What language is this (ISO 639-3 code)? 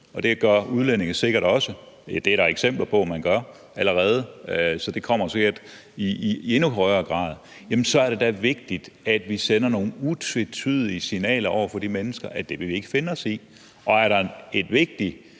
dan